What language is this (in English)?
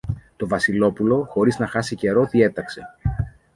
Greek